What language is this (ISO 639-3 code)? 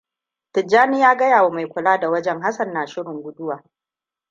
hau